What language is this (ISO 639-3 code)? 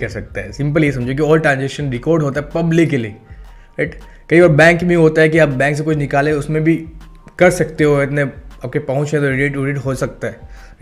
hin